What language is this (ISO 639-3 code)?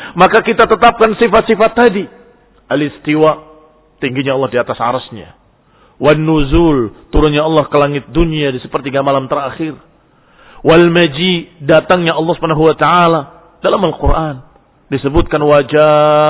ind